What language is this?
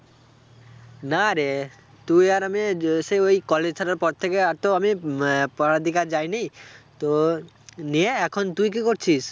Bangla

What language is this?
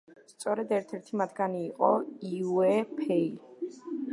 Georgian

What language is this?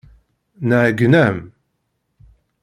Kabyle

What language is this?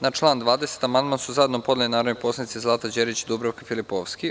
Serbian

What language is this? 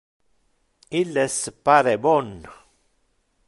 Interlingua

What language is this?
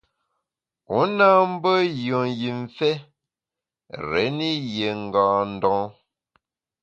Bamun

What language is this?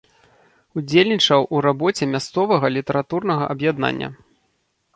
Belarusian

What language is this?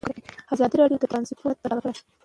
Pashto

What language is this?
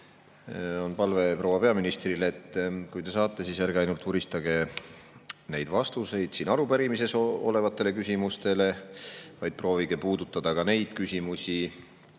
Estonian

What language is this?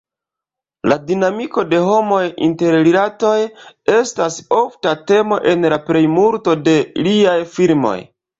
Esperanto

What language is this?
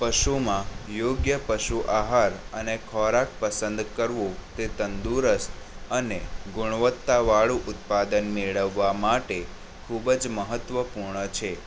Gujarati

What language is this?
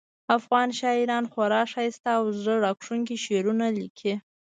Pashto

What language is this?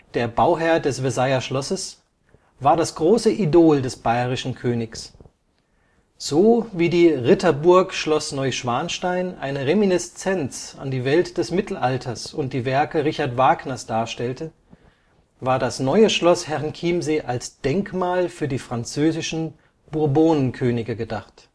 German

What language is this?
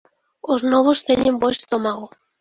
Galician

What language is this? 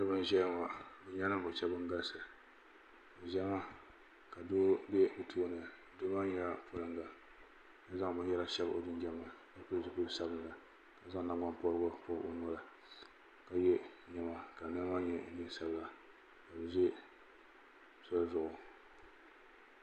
Dagbani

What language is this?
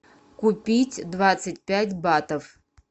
Russian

